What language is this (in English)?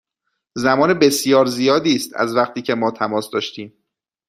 Persian